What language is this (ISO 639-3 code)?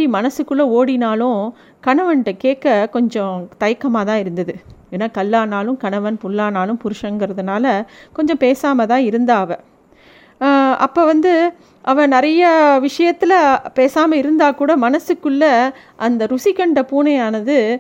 tam